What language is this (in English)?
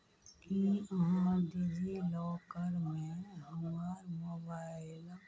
Maithili